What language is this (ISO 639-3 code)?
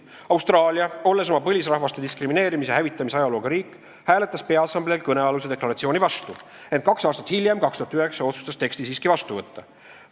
est